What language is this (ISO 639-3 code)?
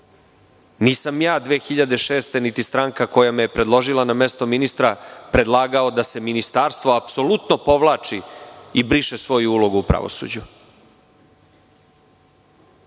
srp